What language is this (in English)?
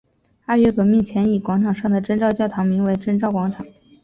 Chinese